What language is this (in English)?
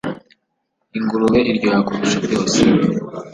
Kinyarwanda